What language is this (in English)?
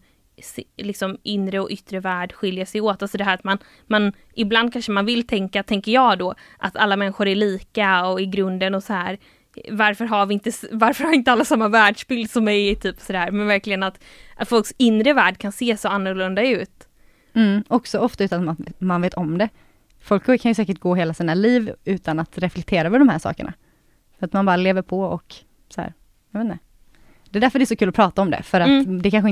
Swedish